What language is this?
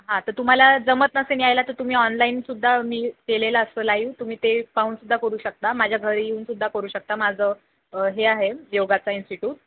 Marathi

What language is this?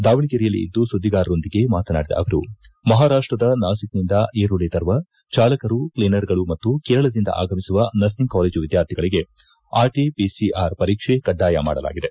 Kannada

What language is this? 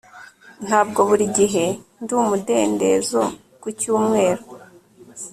Kinyarwanda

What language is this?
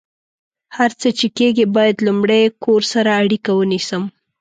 Pashto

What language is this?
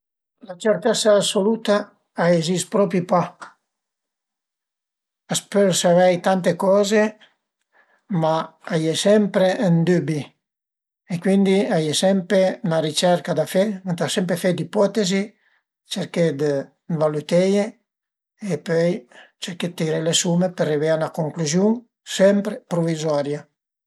Piedmontese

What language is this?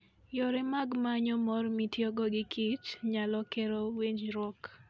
Luo (Kenya and Tanzania)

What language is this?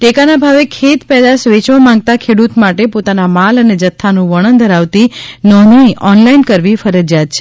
Gujarati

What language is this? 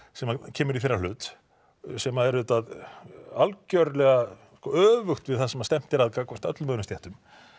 Icelandic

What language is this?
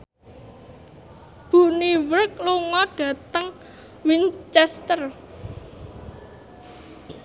Javanese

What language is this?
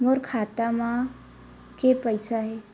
Chhattisgarhi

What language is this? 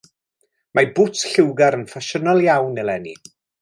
Welsh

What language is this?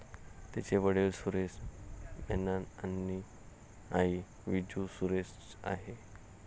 Marathi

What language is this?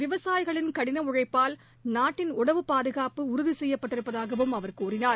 Tamil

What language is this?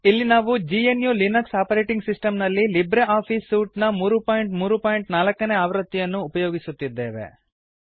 Kannada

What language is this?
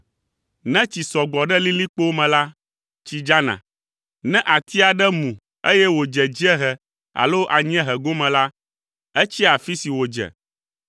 Ewe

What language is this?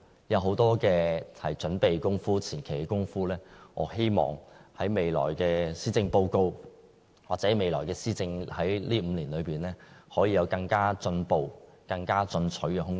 Cantonese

